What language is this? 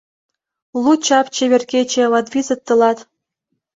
Mari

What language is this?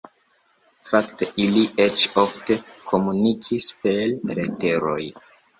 Esperanto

